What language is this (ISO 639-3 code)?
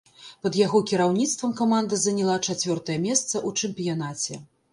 bel